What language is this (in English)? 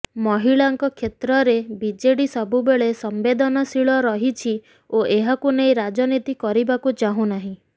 Odia